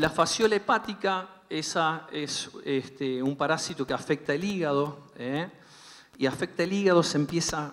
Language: Spanish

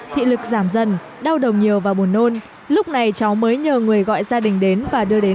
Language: Vietnamese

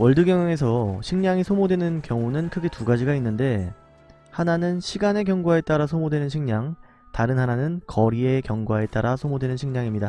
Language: Korean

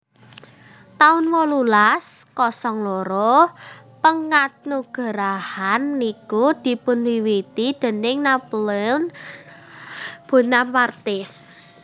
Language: Javanese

